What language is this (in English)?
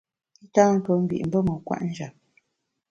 Bamun